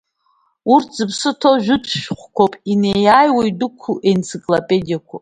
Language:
Abkhazian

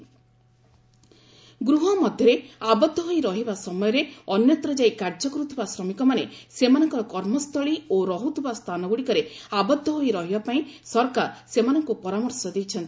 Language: Odia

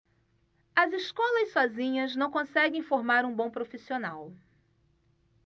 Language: Portuguese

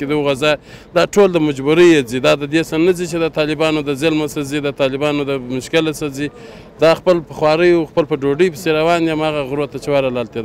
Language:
Persian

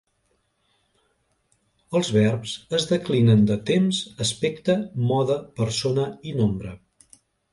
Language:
Catalan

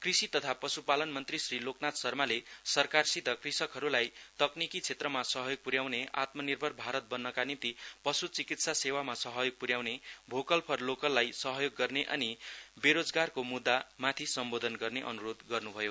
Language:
Nepali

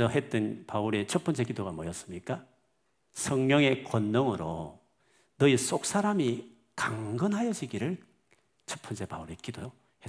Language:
Korean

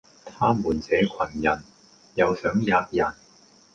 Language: Cantonese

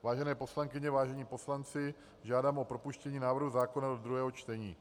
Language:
Czech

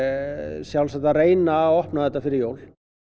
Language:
Icelandic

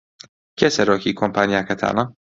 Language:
Central Kurdish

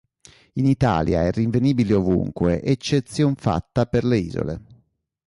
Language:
Italian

